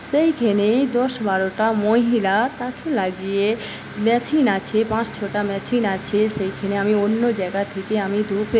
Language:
Bangla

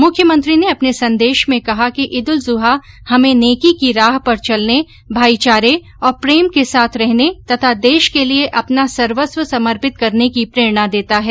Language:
Hindi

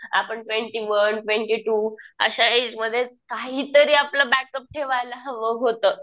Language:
Marathi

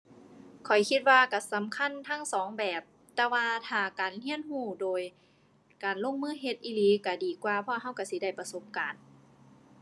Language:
Thai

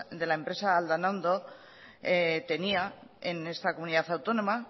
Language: Spanish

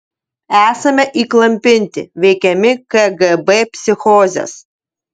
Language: Lithuanian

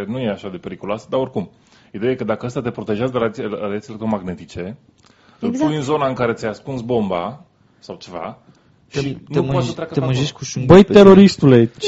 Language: Romanian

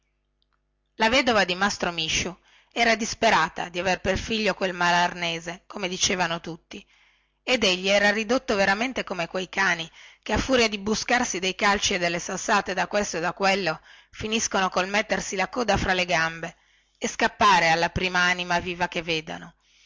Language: Italian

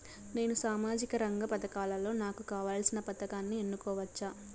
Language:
Telugu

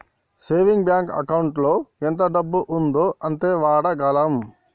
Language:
Telugu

